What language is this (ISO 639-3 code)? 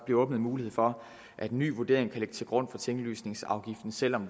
dan